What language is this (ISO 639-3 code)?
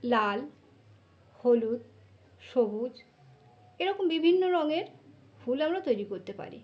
ben